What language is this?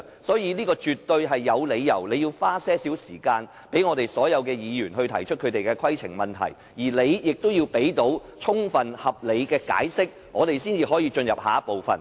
Cantonese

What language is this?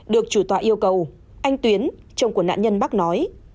Vietnamese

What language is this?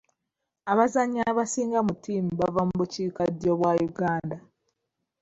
Ganda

